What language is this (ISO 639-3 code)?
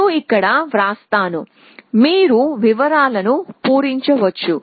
tel